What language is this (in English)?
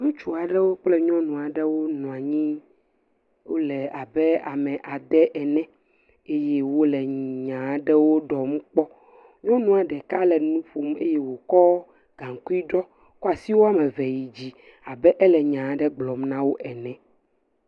Ewe